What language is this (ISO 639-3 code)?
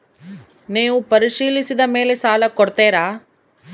kan